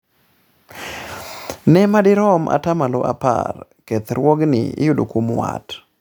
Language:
Luo (Kenya and Tanzania)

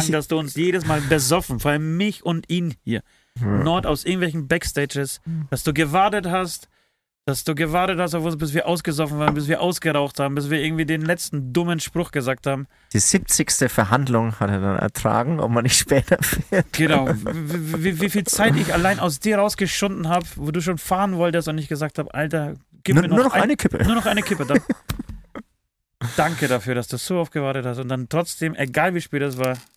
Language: German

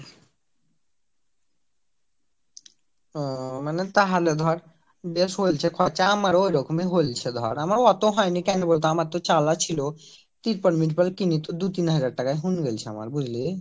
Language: Bangla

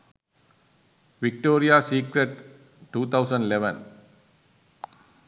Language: Sinhala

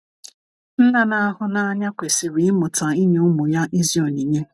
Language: Igbo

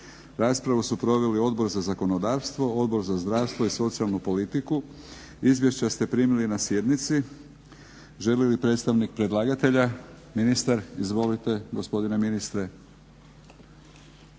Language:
Croatian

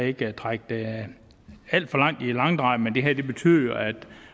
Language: Danish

